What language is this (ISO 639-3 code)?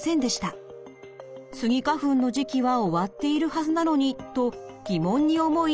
jpn